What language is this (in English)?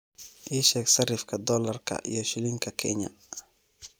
Somali